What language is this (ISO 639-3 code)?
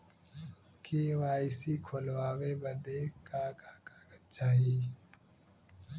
bho